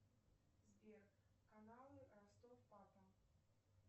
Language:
Russian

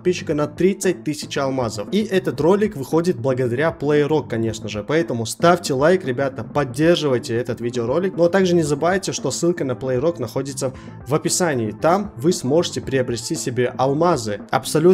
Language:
Russian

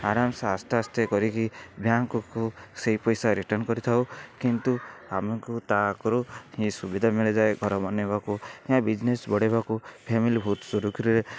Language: Odia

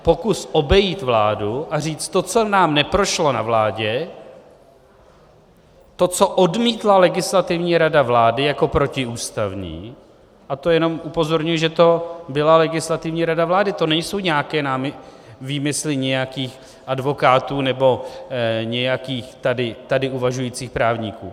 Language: Czech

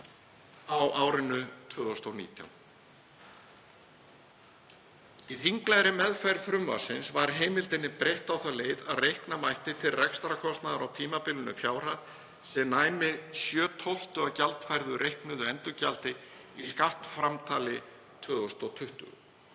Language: Icelandic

